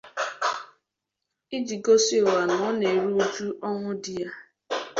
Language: Igbo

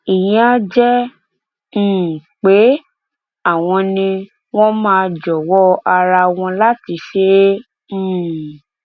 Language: Yoruba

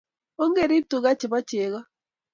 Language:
Kalenjin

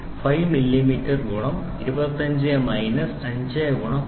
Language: Malayalam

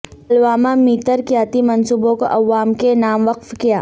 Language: Urdu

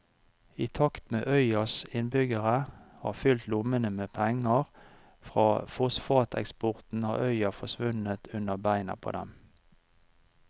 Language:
Norwegian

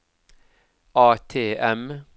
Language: Norwegian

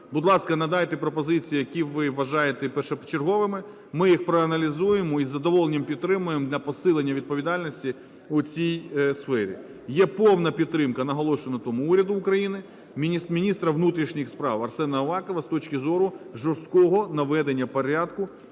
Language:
Ukrainian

